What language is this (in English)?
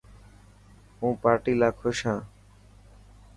Dhatki